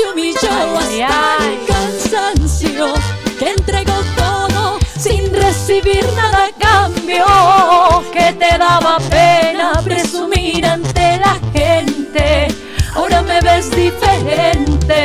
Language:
Spanish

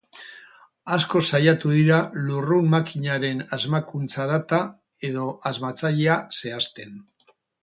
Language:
Basque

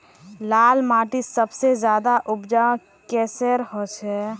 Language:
Magahi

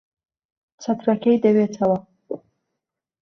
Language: Central Kurdish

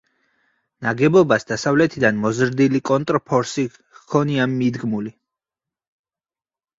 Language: Georgian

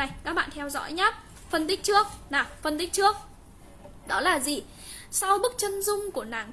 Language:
Vietnamese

